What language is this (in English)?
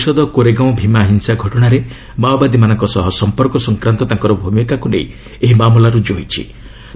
Odia